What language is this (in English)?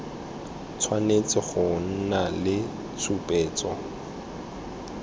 Tswana